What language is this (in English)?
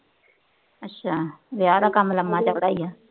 Punjabi